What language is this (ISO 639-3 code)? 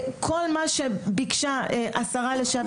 heb